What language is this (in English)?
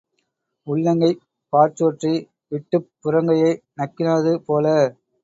Tamil